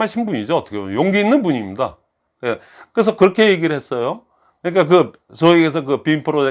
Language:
Korean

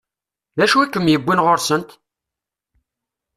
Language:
Kabyle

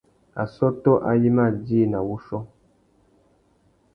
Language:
Tuki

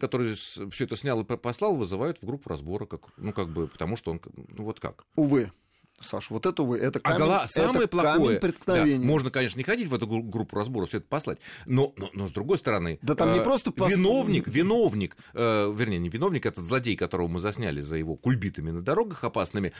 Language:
Russian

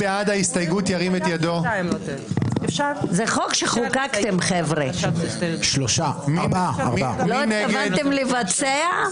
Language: Hebrew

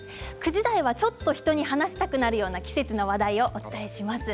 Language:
Japanese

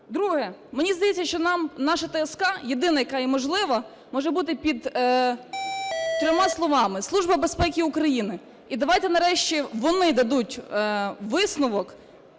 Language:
Ukrainian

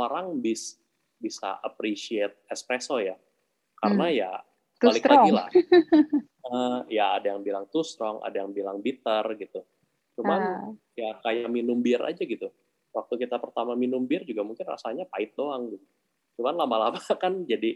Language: Indonesian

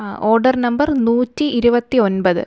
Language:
Malayalam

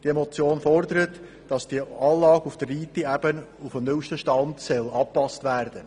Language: Swiss German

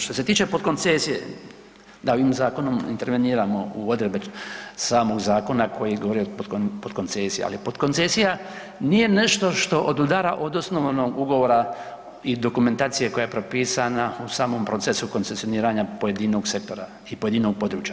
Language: Croatian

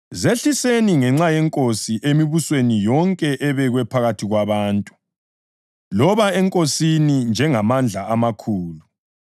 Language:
North Ndebele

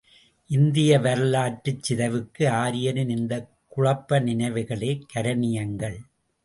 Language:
Tamil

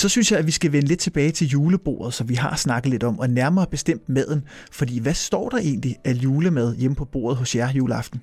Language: Danish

